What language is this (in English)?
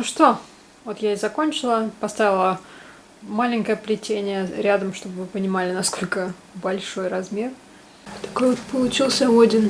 Russian